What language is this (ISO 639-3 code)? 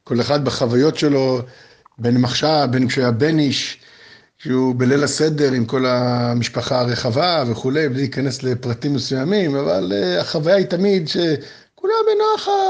heb